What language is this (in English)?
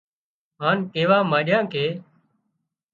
Wadiyara Koli